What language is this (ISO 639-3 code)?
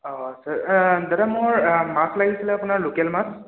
asm